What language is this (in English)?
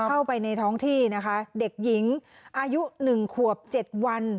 Thai